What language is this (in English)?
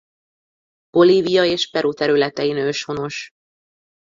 Hungarian